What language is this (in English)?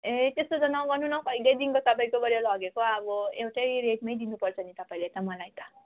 Nepali